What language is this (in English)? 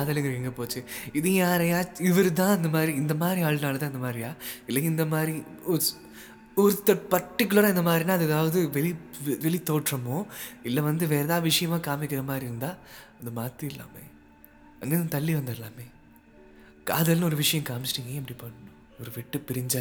Tamil